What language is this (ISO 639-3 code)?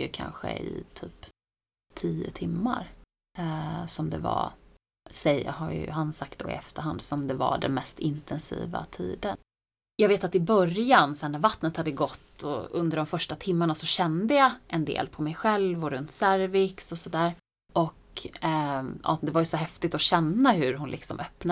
swe